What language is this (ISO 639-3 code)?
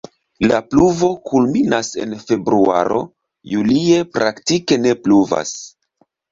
epo